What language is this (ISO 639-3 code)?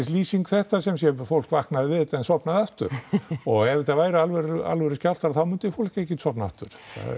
isl